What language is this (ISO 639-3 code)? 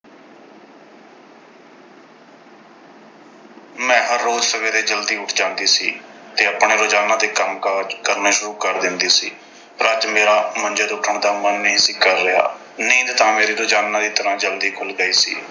pan